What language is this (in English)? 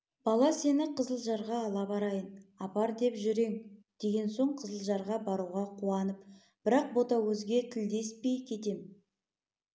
Kazakh